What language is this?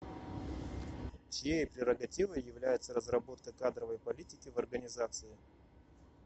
Russian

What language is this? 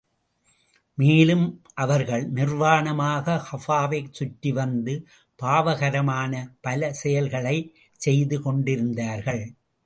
Tamil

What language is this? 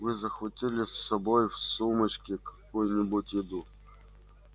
Russian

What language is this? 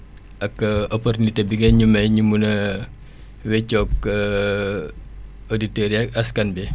Wolof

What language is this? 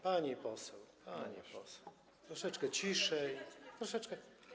Polish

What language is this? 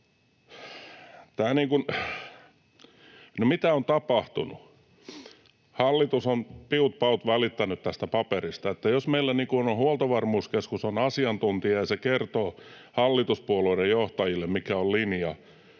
Finnish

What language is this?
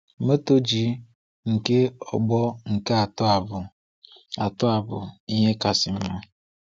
Igbo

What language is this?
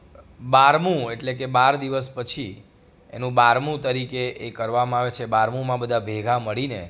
Gujarati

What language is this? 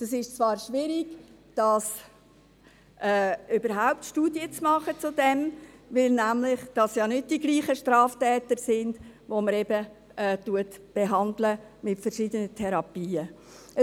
Swiss German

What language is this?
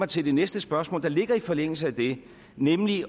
Danish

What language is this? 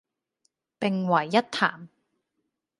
Cantonese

